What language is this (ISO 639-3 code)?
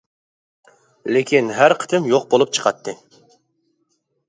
uig